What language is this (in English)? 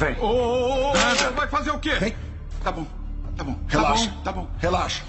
Portuguese